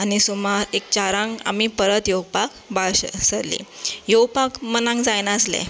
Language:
Konkani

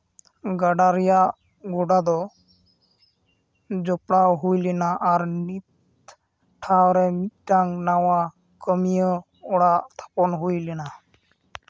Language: Santali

